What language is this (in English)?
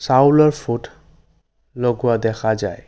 Assamese